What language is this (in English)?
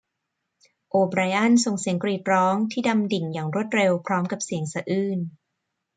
Thai